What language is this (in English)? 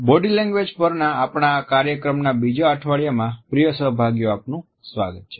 Gujarati